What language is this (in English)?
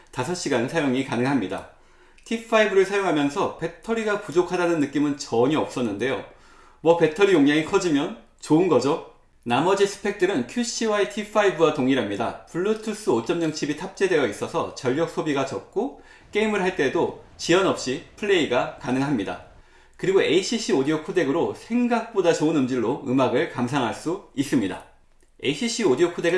Korean